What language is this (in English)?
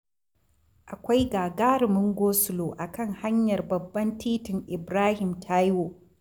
Hausa